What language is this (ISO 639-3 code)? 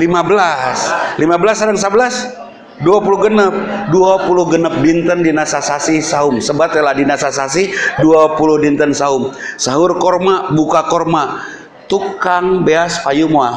ind